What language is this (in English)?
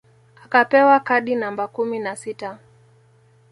Swahili